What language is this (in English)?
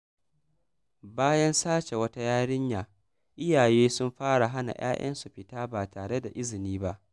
Hausa